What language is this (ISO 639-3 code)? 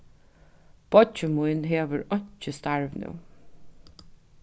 fao